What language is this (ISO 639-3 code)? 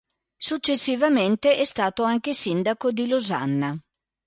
ita